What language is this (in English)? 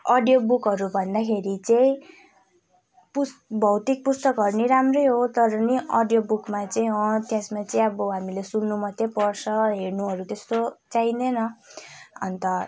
Nepali